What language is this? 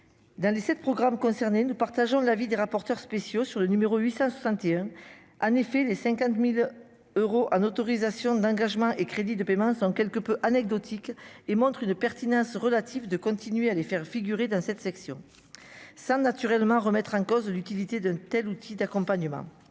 French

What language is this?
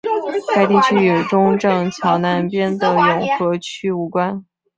Chinese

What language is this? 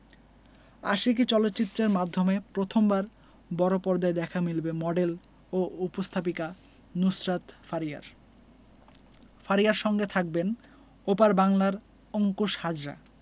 Bangla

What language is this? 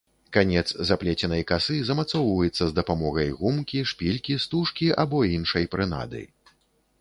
Belarusian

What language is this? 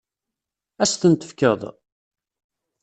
Kabyle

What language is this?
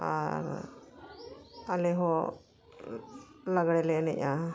Santali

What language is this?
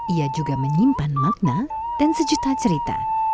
Indonesian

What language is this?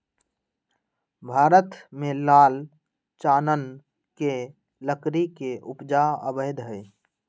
Magahi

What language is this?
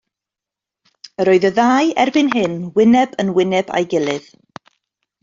Welsh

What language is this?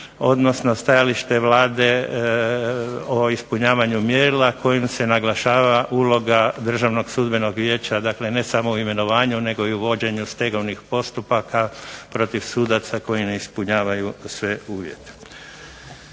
Croatian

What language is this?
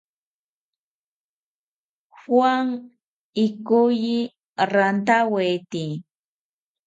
South Ucayali Ashéninka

